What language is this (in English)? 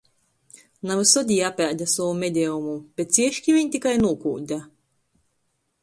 Latgalian